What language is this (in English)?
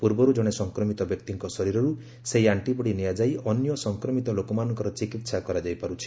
Odia